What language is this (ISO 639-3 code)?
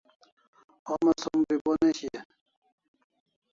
kls